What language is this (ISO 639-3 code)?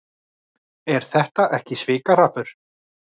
isl